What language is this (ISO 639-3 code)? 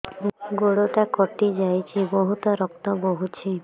ori